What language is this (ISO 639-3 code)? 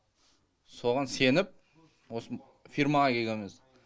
kaz